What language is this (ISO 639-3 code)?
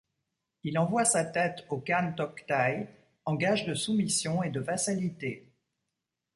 fra